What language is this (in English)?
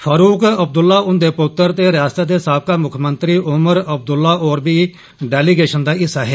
Dogri